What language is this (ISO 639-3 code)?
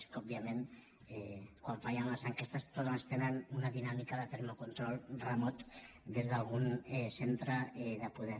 cat